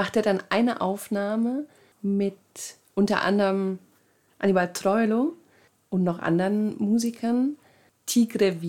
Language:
German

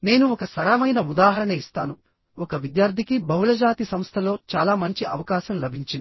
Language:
Telugu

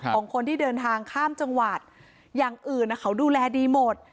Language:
Thai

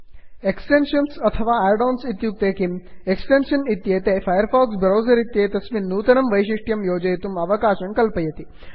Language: Sanskrit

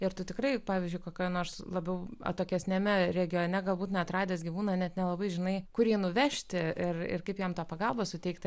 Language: Lithuanian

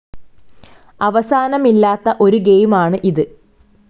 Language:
Malayalam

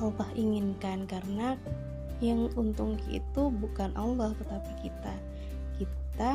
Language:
Indonesian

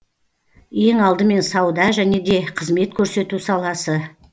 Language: Kazakh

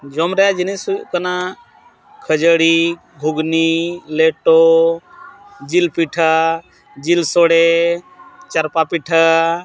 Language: Santali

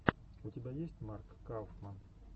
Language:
Russian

